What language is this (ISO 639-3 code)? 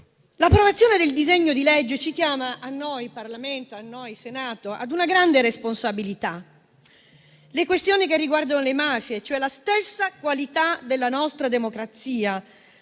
ita